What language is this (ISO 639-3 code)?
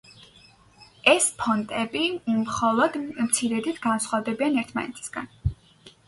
kat